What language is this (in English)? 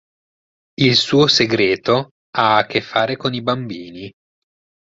Italian